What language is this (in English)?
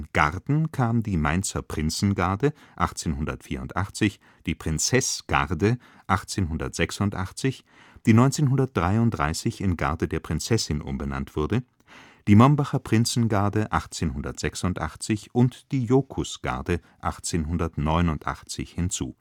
German